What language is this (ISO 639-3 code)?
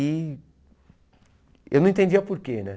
por